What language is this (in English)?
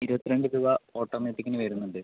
Malayalam